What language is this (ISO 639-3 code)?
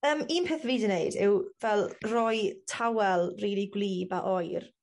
cym